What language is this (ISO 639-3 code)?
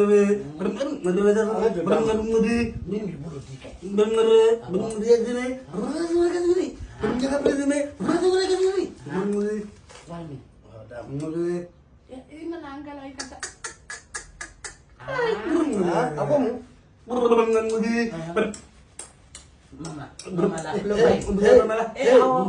ind